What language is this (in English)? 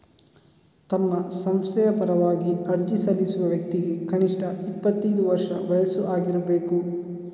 Kannada